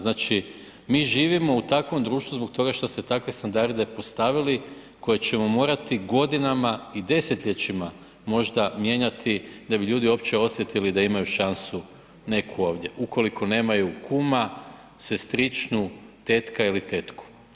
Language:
Croatian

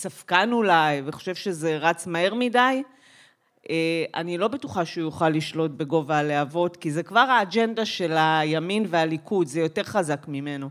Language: Hebrew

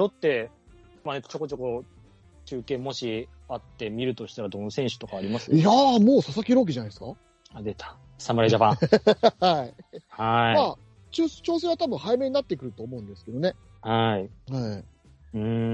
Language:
Japanese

